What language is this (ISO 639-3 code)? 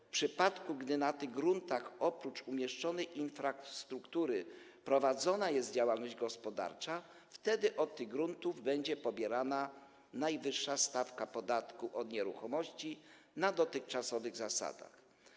pol